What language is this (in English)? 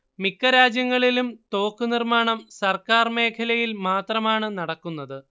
Malayalam